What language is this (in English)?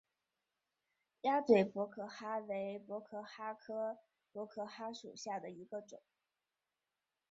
Chinese